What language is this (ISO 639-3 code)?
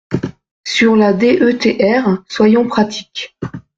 fra